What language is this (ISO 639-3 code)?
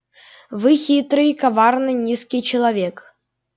rus